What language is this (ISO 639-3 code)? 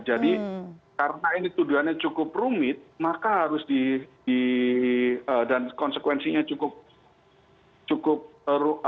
ind